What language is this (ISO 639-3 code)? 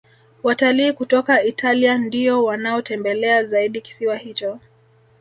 swa